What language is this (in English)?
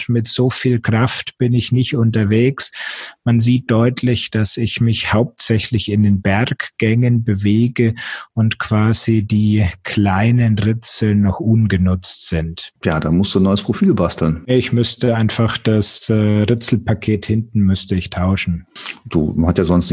German